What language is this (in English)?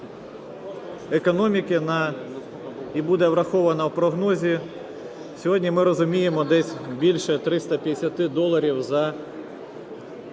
Ukrainian